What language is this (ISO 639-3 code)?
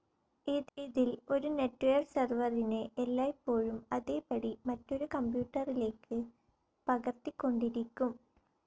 mal